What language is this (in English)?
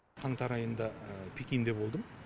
Kazakh